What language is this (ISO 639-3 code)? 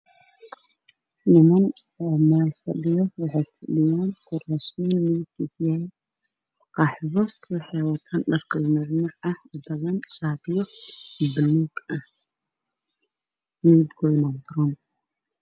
som